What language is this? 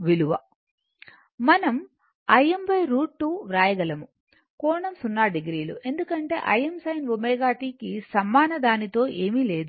Telugu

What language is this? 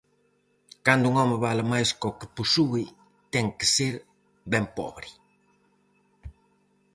Galician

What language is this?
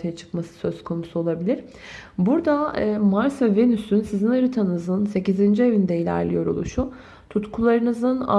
Turkish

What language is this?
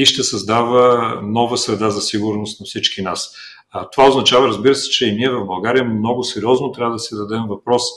Bulgarian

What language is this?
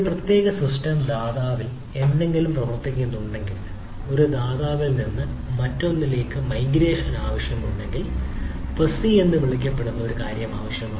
Malayalam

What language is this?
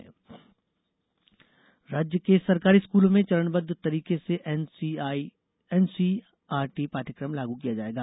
Hindi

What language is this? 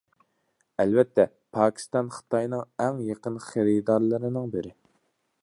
Uyghur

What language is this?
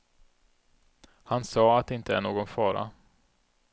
Swedish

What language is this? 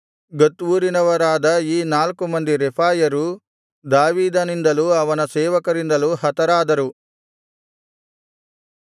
Kannada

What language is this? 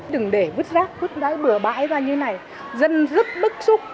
Vietnamese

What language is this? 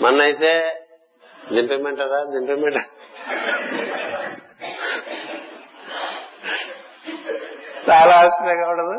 Telugu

